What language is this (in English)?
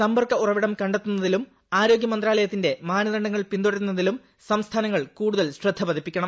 Malayalam